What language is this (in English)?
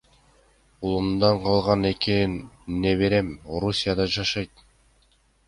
Kyrgyz